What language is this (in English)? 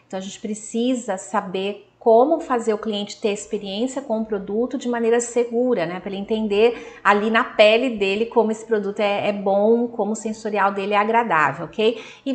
Portuguese